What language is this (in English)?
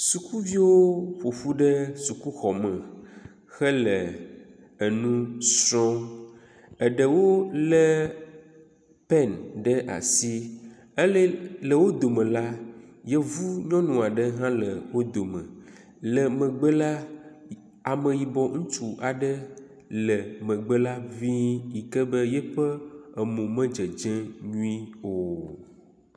Ewe